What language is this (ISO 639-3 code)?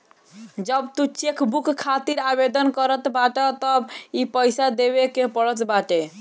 bho